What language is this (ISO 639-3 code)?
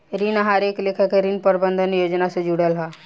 bho